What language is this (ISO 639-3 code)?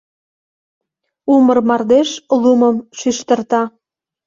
chm